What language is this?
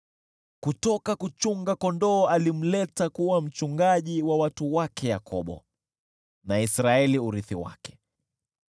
Swahili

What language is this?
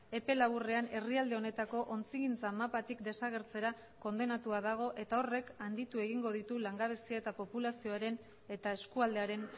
Basque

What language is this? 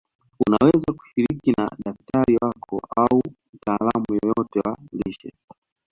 Swahili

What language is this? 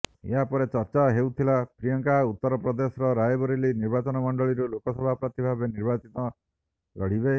Odia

